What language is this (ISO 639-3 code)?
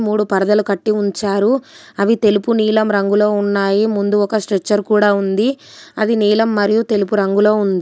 tel